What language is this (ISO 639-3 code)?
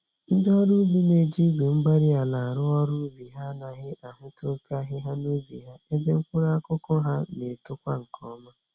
ibo